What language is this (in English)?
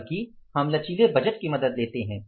Hindi